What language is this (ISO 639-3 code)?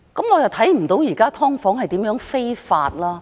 yue